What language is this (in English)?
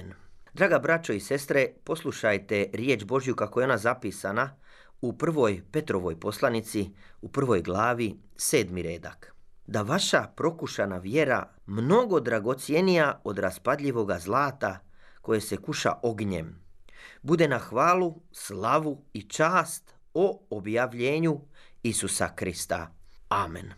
Croatian